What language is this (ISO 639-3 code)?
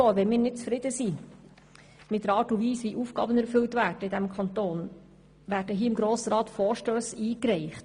gsw